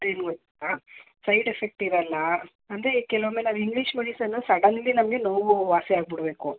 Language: Kannada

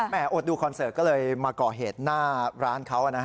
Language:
Thai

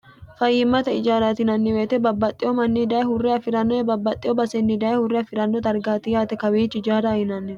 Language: Sidamo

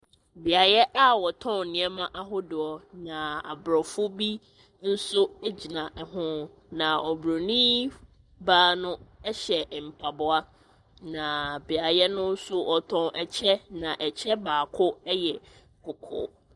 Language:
Akan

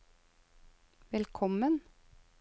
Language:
Norwegian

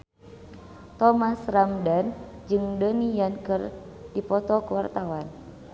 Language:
Sundanese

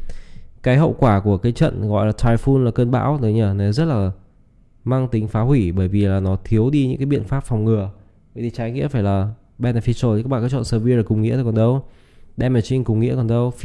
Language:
Vietnamese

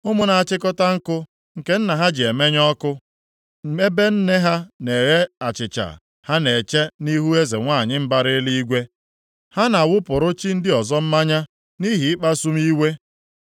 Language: Igbo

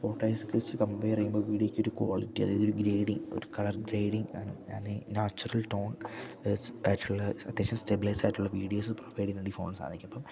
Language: Malayalam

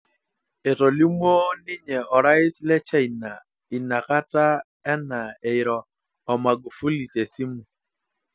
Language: Masai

